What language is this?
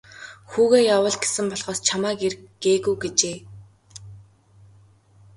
Mongolian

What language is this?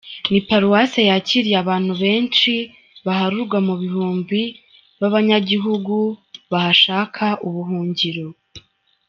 Kinyarwanda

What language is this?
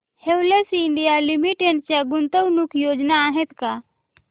Marathi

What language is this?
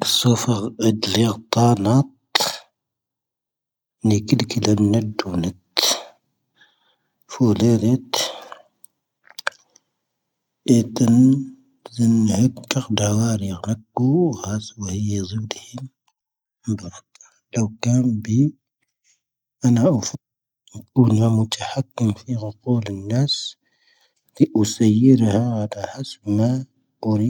Tahaggart Tamahaq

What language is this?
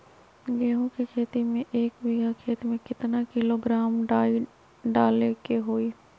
Magahi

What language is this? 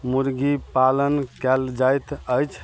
Maithili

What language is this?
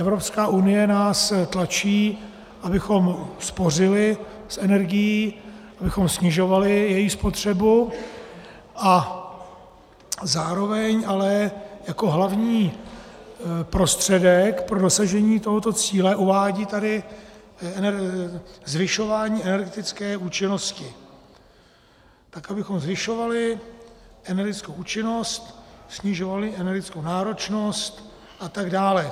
Czech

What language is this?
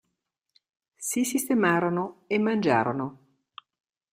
Italian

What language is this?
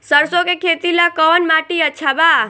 Bhojpuri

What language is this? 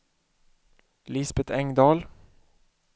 Swedish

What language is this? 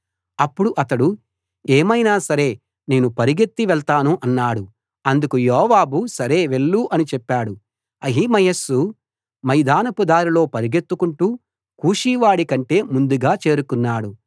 Telugu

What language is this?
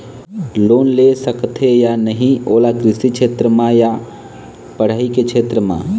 Chhattisgarhi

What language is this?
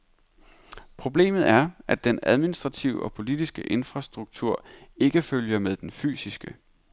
Danish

